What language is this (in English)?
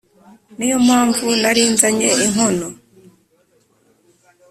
Kinyarwanda